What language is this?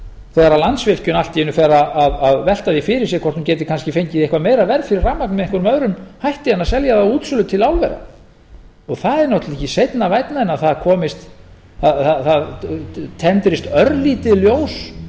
Icelandic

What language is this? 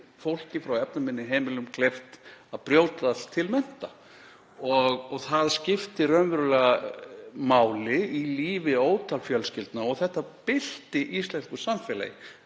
Icelandic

